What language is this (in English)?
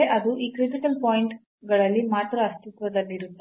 Kannada